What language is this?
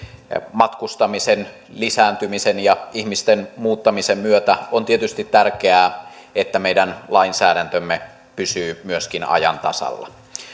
Finnish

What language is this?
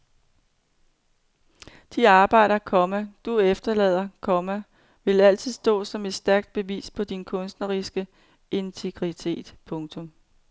Danish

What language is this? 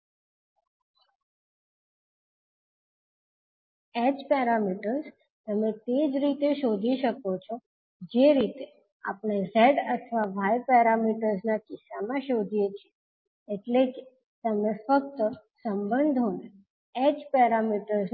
Gujarati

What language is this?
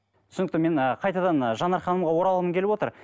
Kazakh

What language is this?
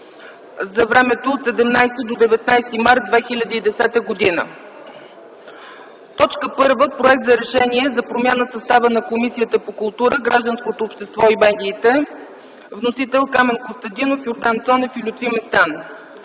Bulgarian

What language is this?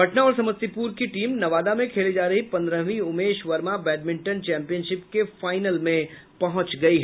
Hindi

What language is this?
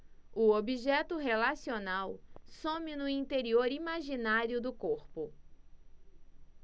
Portuguese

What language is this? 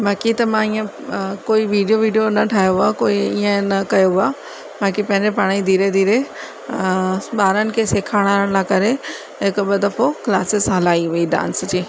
Sindhi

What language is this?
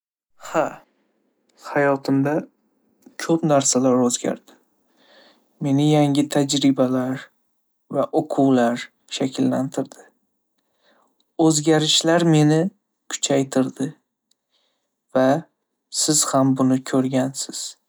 Uzbek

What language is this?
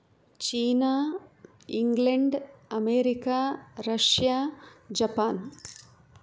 Sanskrit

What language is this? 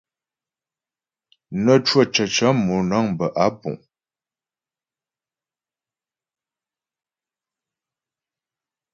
Ghomala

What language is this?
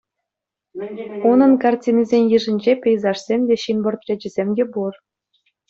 Chuvash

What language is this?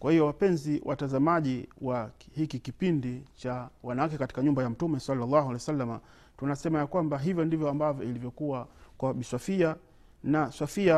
Swahili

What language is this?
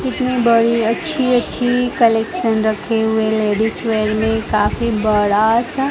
Hindi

